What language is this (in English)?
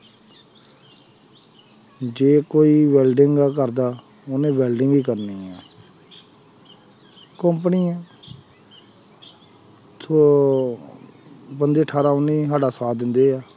Punjabi